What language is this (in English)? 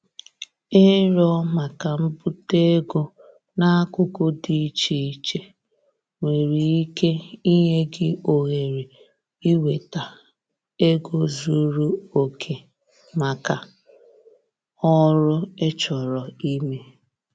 Igbo